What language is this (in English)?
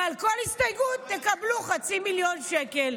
Hebrew